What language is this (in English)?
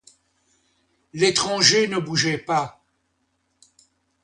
French